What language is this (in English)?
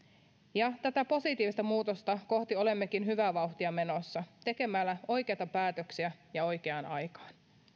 Finnish